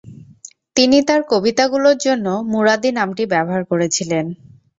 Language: Bangla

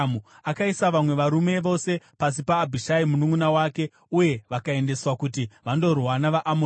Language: Shona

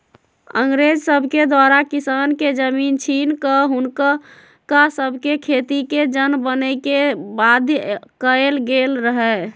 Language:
Magahi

